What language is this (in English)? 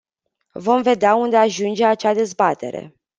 Romanian